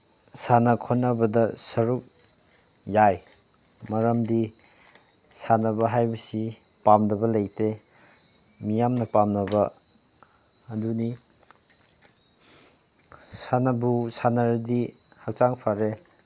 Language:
Manipuri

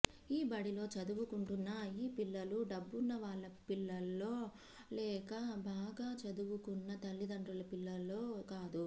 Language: Telugu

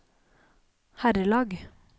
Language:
Norwegian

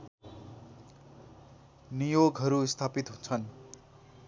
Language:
Nepali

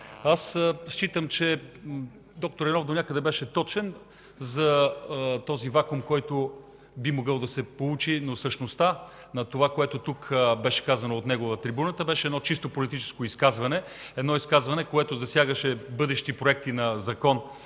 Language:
Bulgarian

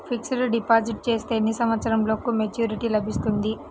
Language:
Telugu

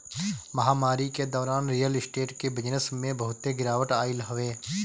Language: Bhojpuri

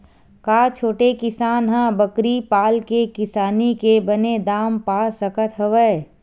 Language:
Chhattisgarhi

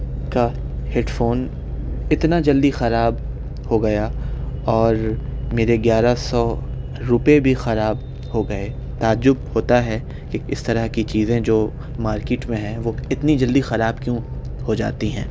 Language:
Urdu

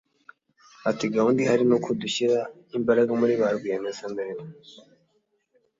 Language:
Kinyarwanda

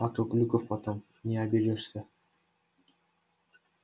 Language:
Russian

